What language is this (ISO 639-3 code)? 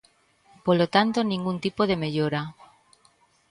glg